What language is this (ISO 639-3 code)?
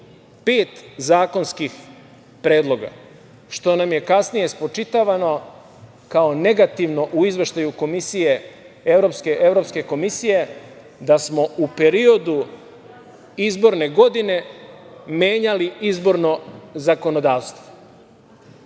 srp